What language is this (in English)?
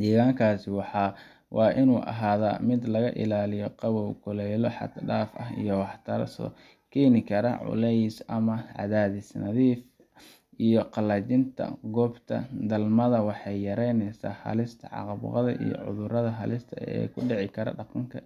Somali